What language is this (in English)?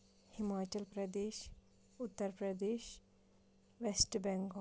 Kashmiri